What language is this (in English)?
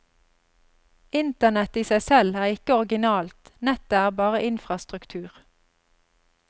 Norwegian